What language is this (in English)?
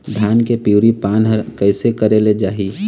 Chhattisgarhi